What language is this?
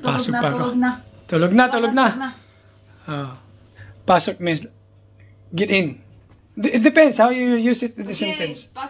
Filipino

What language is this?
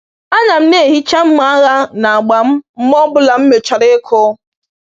Igbo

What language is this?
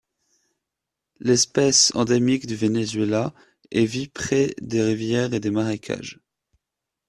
French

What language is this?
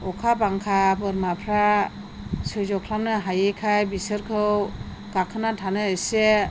Bodo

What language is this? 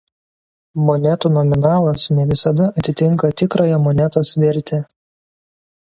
Lithuanian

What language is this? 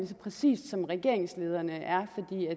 Danish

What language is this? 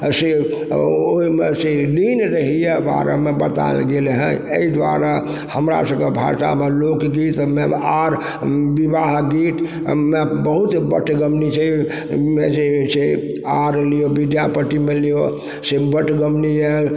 Maithili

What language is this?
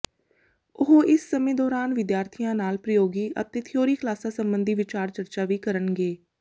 Punjabi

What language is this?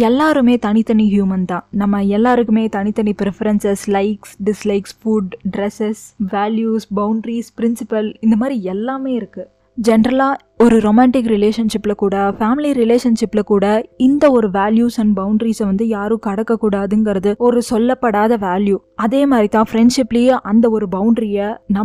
Tamil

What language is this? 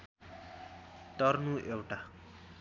Nepali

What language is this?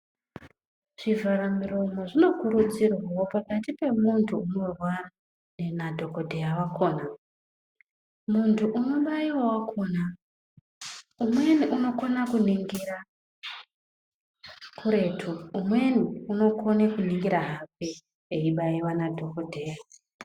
Ndau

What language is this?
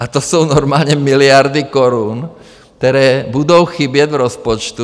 Czech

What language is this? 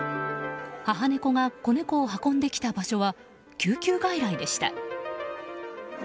Japanese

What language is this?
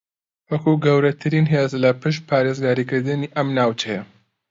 Central Kurdish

